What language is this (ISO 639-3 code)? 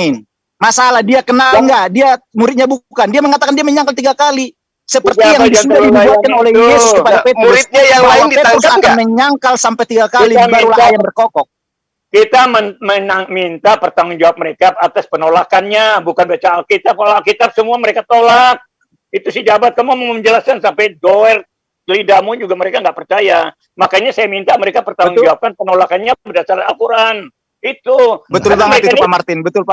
ind